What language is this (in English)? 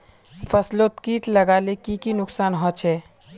Magahi